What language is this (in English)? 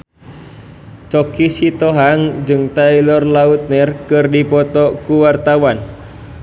Sundanese